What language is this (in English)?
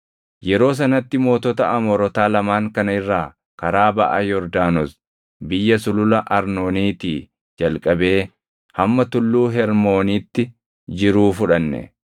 Oromo